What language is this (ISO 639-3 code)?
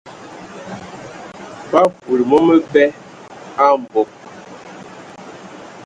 ewo